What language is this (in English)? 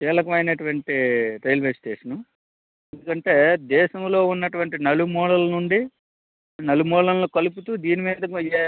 Telugu